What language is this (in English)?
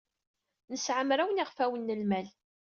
Kabyle